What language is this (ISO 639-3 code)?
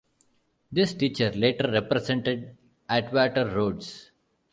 eng